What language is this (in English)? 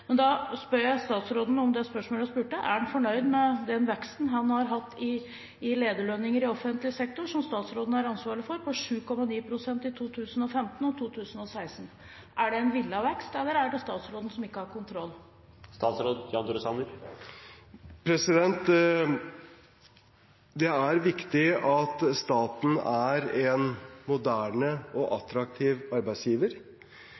Norwegian